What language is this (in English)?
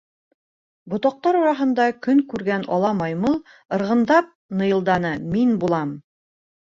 Bashkir